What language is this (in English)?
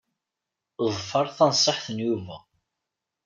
Kabyle